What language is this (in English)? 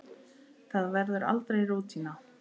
Icelandic